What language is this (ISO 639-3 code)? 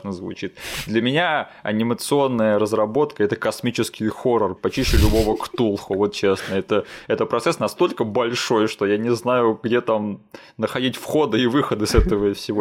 rus